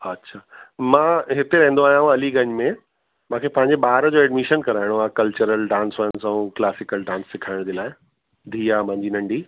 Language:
Sindhi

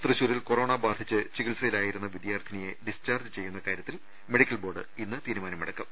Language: Malayalam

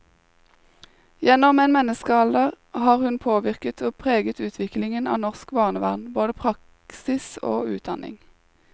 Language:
Norwegian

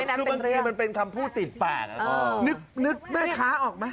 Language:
Thai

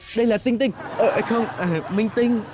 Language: Vietnamese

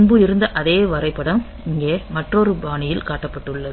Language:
Tamil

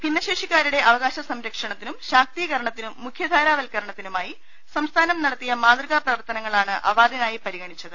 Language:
Malayalam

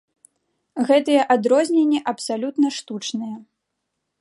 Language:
Belarusian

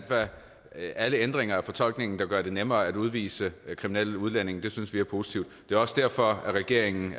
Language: Danish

